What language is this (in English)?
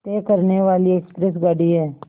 Hindi